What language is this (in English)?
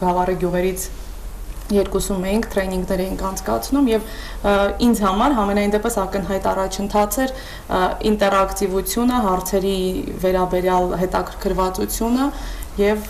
Turkish